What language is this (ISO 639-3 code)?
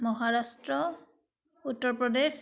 asm